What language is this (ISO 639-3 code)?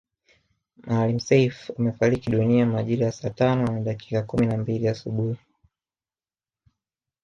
swa